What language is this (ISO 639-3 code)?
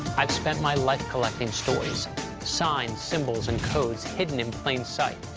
eng